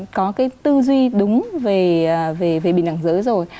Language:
Vietnamese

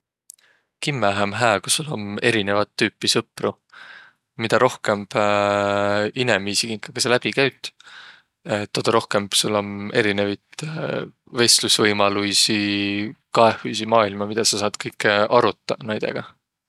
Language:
Võro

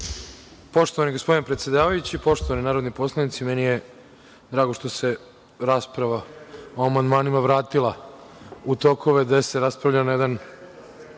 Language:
Serbian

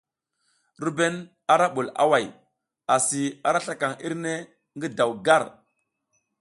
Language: South Giziga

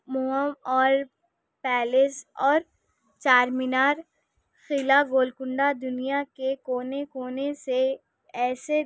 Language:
Urdu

